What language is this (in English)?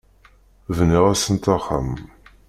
Kabyle